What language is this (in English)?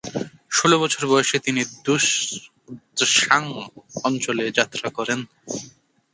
Bangla